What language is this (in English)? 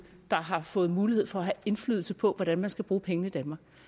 Danish